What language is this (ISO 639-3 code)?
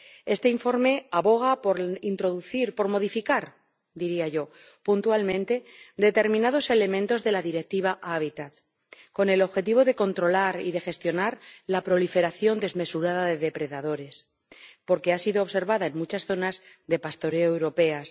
spa